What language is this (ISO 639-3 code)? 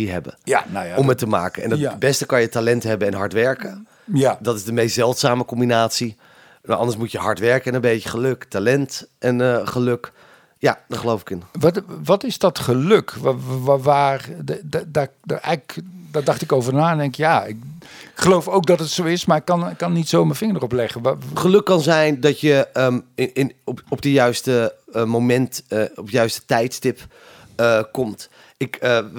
nld